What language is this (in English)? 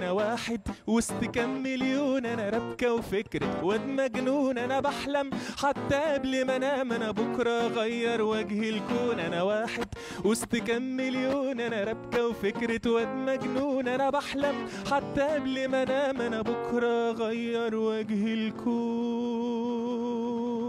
Arabic